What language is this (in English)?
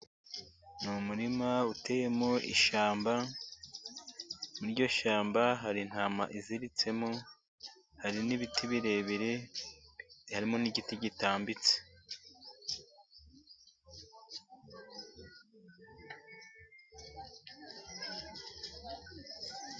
Kinyarwanda